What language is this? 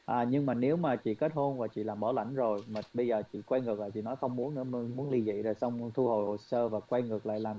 Vietnamese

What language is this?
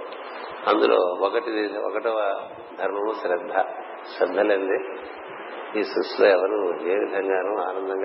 Telugu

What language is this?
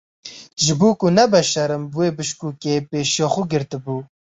Kurdish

